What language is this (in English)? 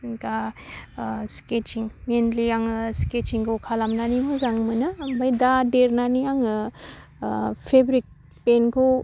Bodo